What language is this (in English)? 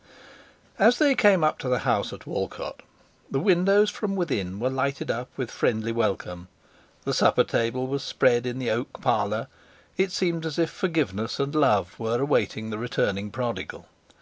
English